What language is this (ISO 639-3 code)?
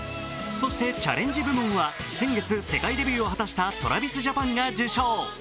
jpn